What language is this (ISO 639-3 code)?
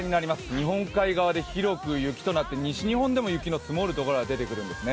jpn